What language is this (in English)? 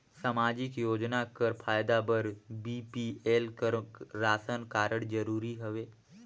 Chhattisgarhi